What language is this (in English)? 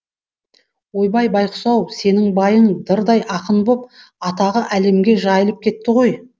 Kazakh